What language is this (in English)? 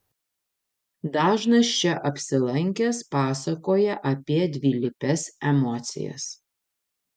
Lithuanian